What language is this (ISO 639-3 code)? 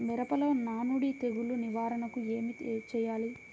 tel